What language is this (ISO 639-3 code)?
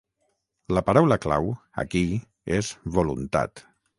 cat